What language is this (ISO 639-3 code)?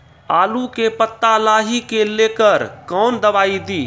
mai